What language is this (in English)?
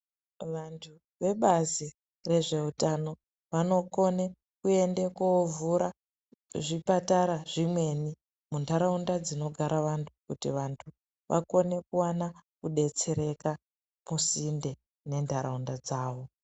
Ndau